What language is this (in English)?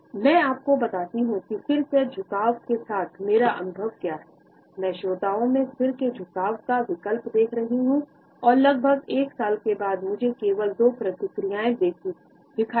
Hindi